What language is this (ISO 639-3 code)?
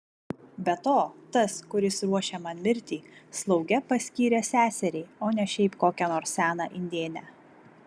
lit